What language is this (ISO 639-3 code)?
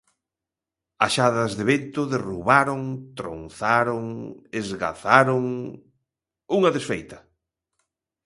glg